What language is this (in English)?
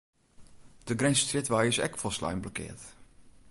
Western Frisian